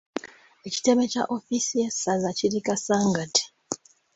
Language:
Ganda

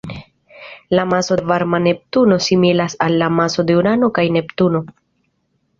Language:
Esperanto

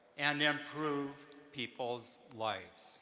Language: English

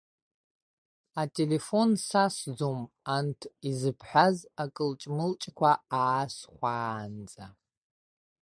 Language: Abkhazian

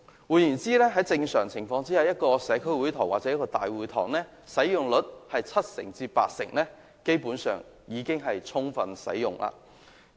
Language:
Cantonese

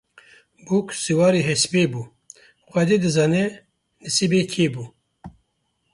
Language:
Kurdish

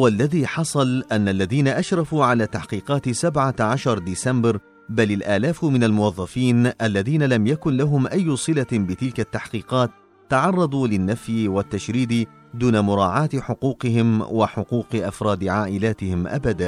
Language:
Arabic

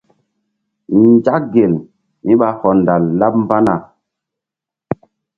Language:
Mbum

